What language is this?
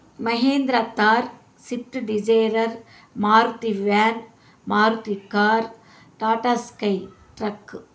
Telugu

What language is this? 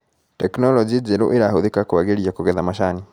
Kikuyu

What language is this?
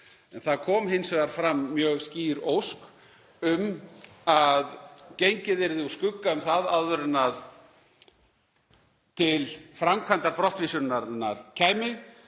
Icelandic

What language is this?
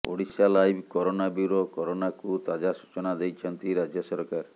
Odia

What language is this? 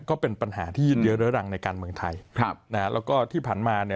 Thai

